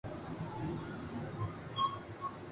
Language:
Urdu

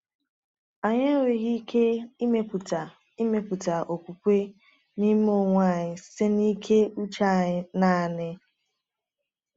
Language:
Igbo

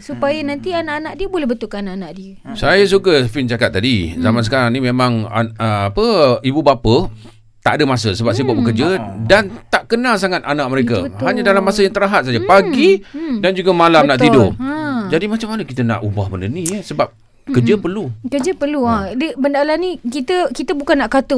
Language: Malay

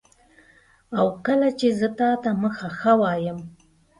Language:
Pashto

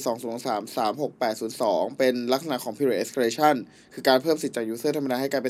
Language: Thai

